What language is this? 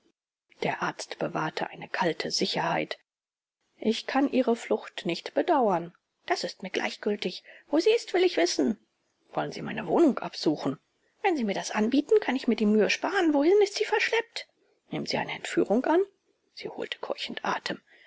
German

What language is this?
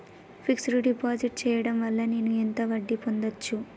Telugu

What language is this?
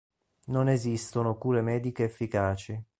Italian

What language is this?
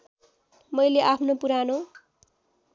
Nepali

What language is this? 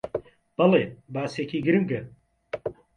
Central Kurdish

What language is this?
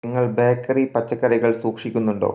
Malayalam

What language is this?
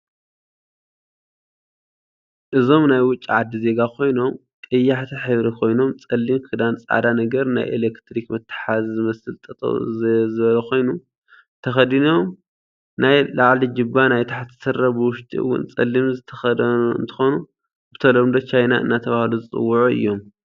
Tigrinya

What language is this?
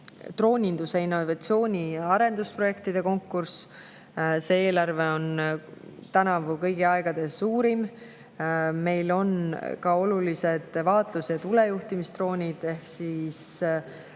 Estonian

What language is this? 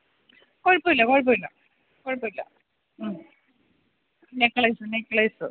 Malayalam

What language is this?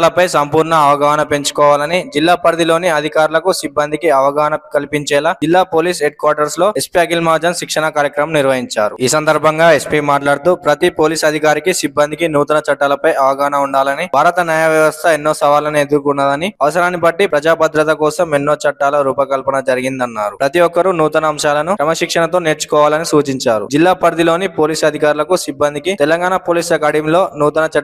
Telugu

